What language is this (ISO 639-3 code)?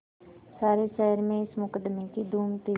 hin